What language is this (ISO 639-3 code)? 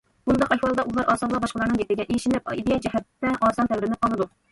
uig